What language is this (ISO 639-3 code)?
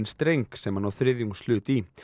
isl